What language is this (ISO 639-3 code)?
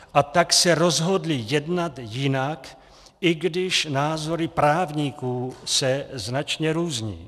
ces